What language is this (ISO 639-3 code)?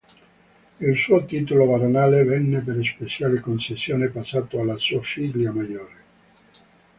ita